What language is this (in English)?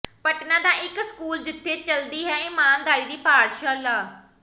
Punjabi